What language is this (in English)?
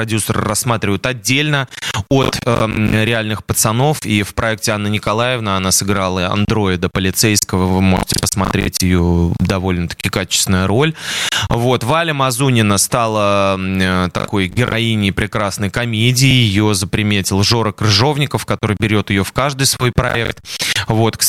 Russian